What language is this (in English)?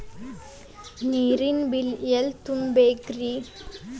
Kannada